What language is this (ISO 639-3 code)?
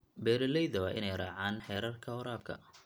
som